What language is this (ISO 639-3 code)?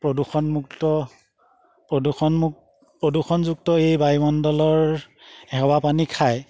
asm